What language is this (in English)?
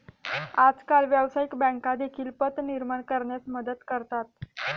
Marathi